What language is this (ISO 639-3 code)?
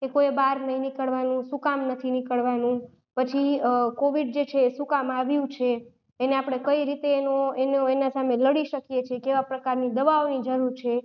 guj